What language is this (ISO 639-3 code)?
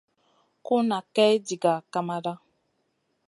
mcn